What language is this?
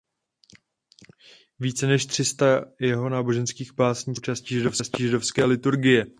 Czech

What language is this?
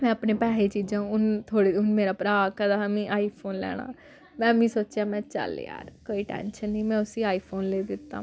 Dogri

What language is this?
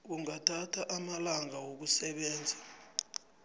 South Ndebele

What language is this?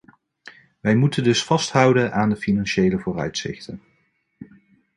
Dutch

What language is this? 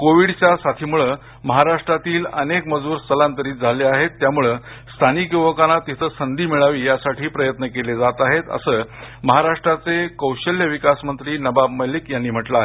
Marathi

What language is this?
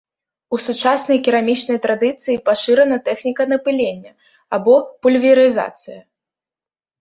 Belarusian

